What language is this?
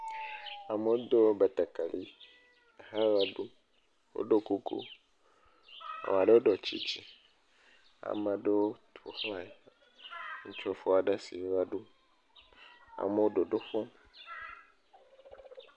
Ewe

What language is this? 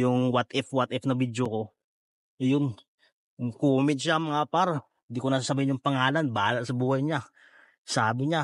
Filipino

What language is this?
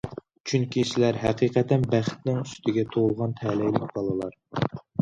Uyghur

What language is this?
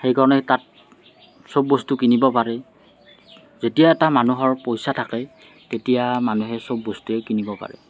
Assamese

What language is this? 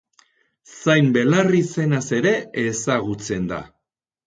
Basque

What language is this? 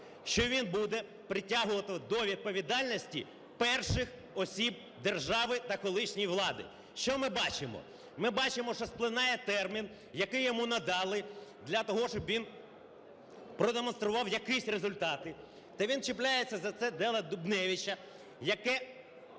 Ukrainian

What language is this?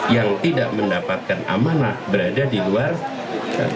Indonesian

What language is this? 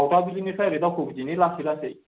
Bodo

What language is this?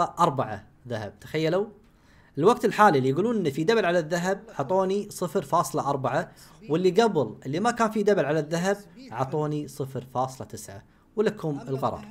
Arabic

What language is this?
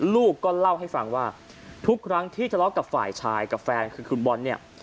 Thai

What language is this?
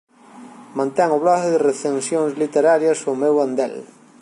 Galician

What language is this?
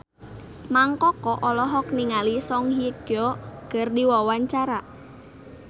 Sundanese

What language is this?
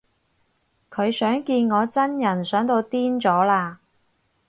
Cantonese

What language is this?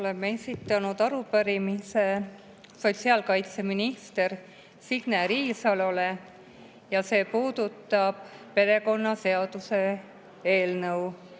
Estonian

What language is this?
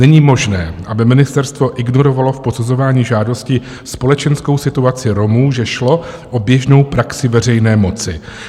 Czech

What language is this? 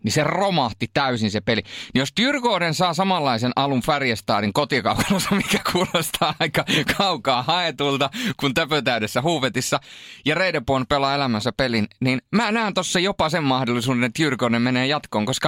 Finnish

